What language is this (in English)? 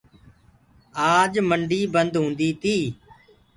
Gurgula